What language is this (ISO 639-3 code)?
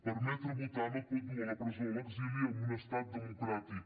cat